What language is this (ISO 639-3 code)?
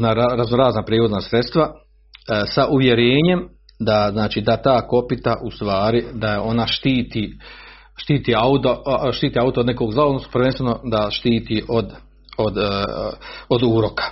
hrv